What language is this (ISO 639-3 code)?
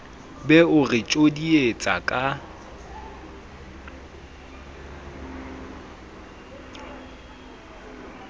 sot